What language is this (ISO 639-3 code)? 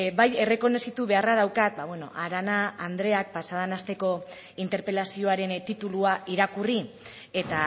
eus